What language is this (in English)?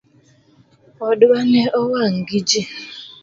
Luo (Kenya and Tanzania)